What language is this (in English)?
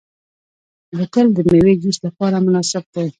Pashto